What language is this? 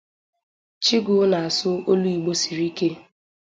Igbo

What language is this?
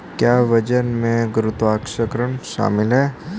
Hindi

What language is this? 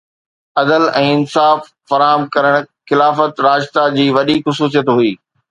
Sindhi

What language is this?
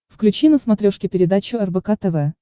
Russian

